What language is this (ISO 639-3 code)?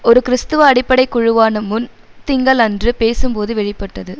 tam